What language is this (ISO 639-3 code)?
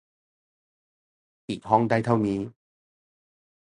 tha